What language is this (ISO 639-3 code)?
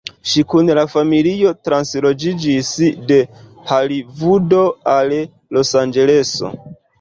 epo